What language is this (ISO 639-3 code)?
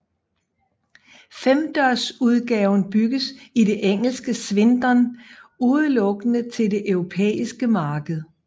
dan